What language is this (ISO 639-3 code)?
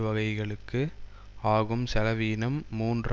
tam